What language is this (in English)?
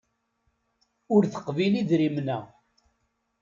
Kabyle